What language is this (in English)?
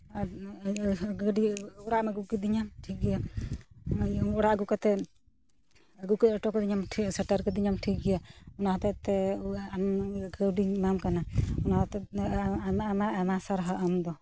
Santali